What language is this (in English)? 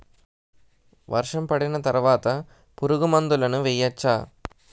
Telugu